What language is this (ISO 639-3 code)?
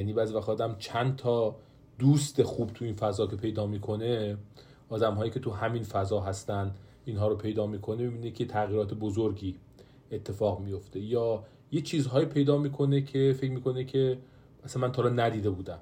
fas